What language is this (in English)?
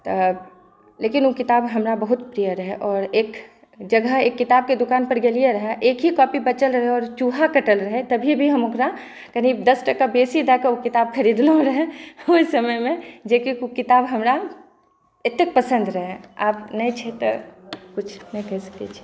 Maithili